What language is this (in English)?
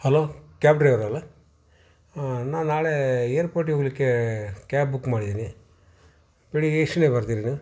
Kannada